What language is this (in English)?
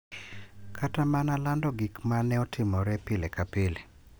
Luo (Kenya and Tanzania)